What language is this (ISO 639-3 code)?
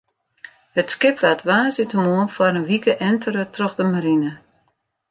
fry